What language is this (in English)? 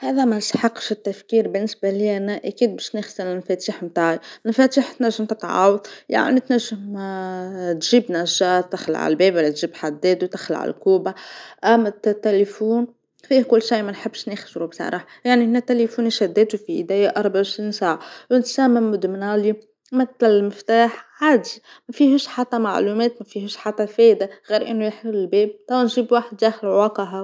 Tunisian Arabic